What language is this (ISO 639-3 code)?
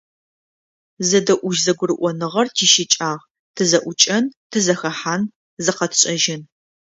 ady